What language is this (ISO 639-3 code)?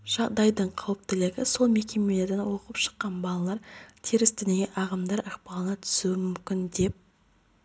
kaz